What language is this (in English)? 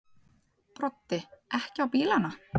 Icelandic